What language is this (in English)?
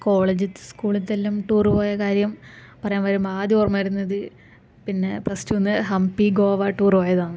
Malayalam